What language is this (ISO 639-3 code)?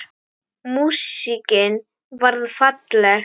isl